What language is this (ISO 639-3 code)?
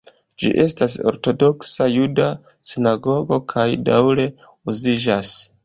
epo